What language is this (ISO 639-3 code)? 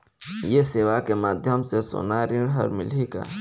hne